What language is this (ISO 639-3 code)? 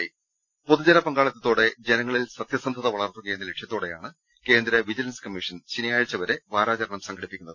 mal